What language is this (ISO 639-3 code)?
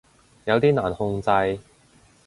yue